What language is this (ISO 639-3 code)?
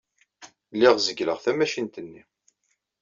kab